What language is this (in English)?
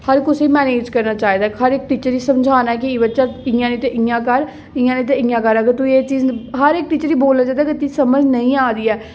Dogri